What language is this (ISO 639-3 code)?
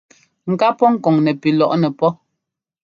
jgo